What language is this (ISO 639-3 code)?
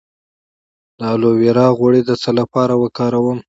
pus